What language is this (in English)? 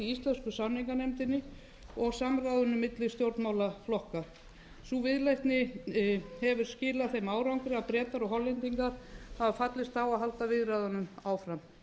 Icelandic